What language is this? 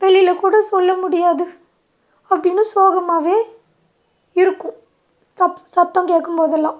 Tamil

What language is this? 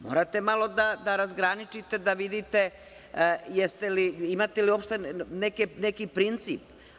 Serbian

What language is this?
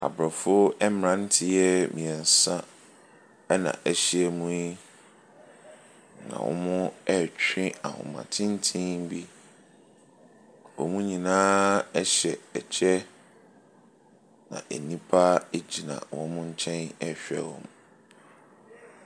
Akan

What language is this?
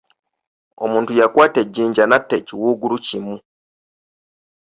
Ganda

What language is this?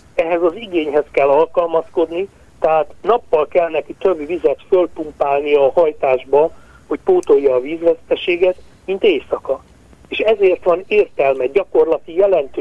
Hungarian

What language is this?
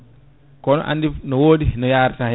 Fula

